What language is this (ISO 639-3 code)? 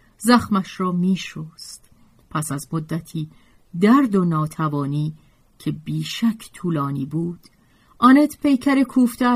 fas